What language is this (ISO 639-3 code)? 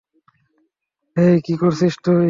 ben